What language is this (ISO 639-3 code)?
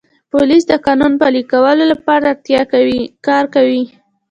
pus